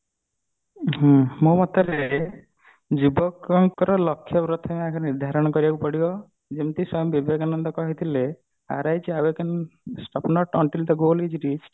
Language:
Odia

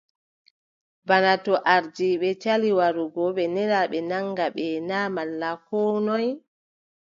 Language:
Adamawa Fulfulde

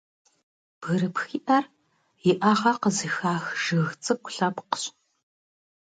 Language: Kabardian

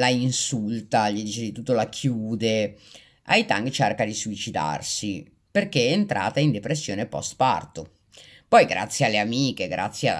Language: Italian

